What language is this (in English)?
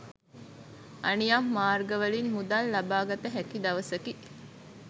Sinhala